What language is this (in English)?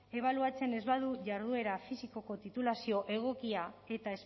Basque